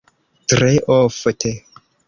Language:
Esperanto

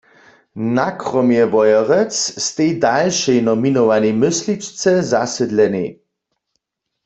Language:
Upper Sorbian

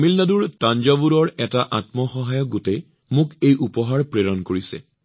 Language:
Assamese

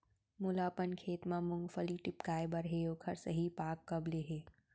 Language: Chhattisgarhi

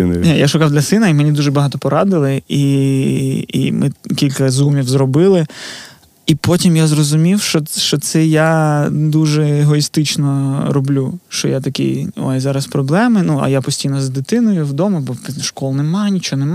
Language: Ukrainian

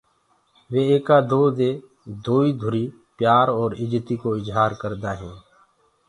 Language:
Gurgula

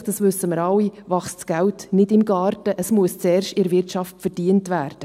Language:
Swiss German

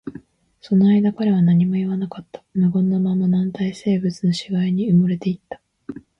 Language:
Japanese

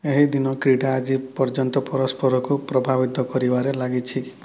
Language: Odia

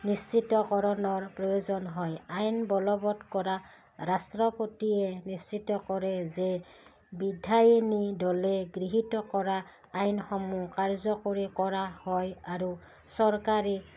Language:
Assamese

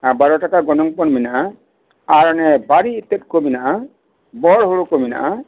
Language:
Santali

